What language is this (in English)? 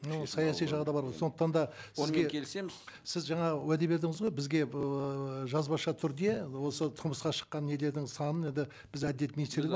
Kazakh